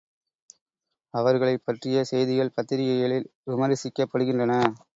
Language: Tamil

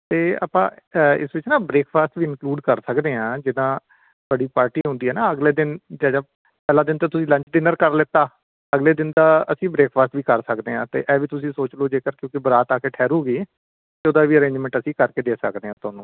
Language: Punjabi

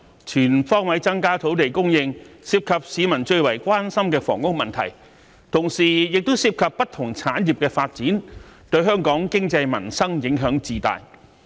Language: Cantonese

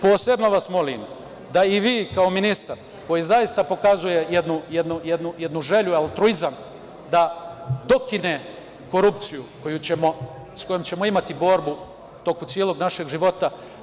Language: Serbian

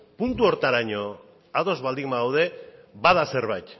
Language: Basque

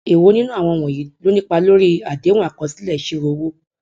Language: Yoruba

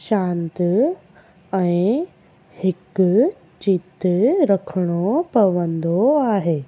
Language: Sindhi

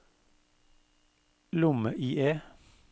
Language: Norwegian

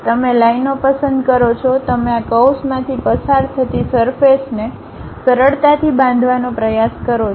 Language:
Gujarati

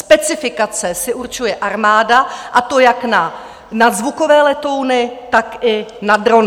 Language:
Czech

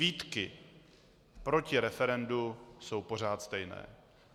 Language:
Czech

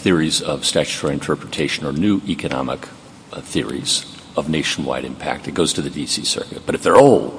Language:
English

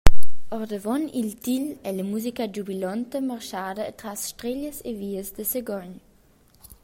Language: Romansh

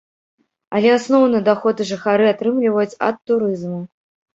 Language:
Belarusian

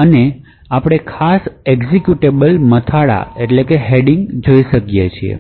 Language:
Gujarati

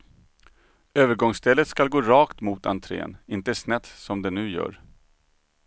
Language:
Swedish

